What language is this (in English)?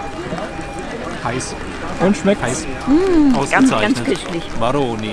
German